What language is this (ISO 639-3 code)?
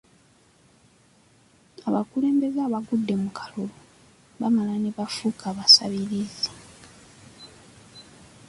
lug